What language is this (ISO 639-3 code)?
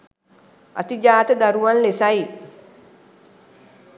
sin